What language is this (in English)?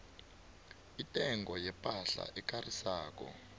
South Ndebele